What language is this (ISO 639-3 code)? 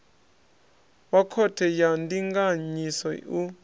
ven